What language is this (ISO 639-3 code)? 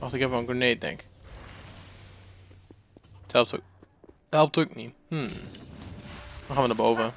nld